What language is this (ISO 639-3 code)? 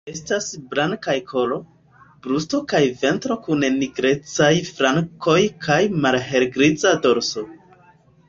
epo